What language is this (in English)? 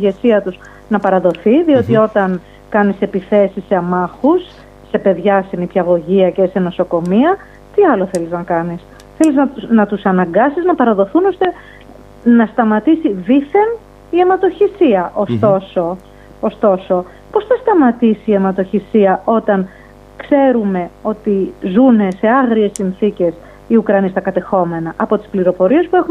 Greek